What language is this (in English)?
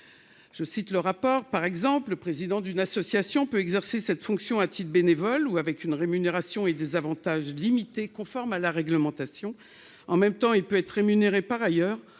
French